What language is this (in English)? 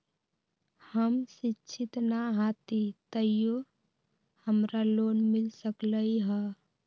Magahi